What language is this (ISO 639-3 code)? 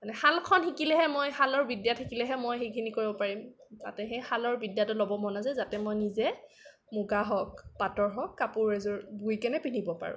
asm